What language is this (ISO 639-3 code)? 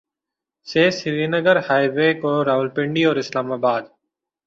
urd